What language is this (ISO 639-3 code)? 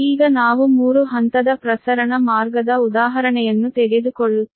kan